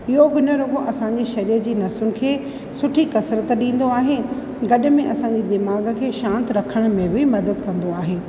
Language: Sindhi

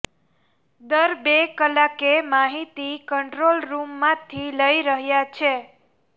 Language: Gujarati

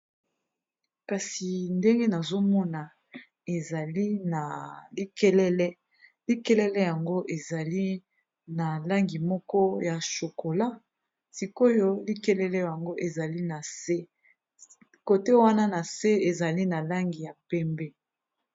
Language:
Lingala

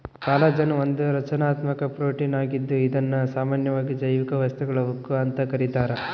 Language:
Kannada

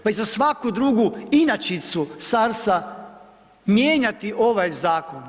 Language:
Croatian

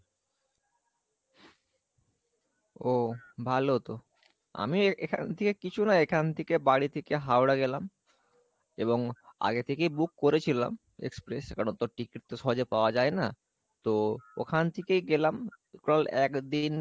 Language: Bangla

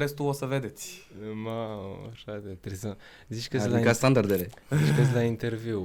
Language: Romanian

